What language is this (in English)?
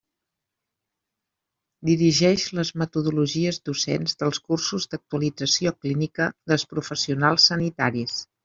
Catalan